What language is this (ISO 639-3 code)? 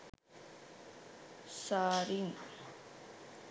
sin